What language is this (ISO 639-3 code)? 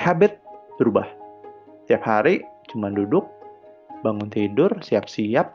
ind